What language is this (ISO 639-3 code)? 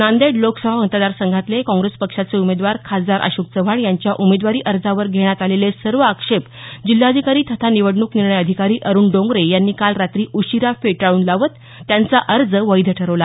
mar